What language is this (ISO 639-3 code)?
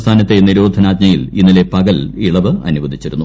mal